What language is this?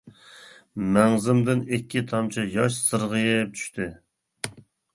Uyghur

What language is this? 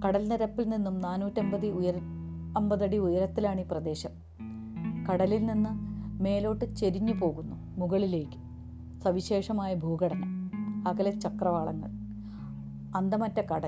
Malayalam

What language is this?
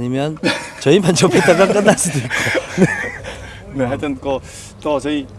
Korean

